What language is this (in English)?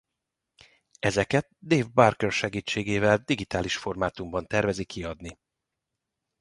Hungarian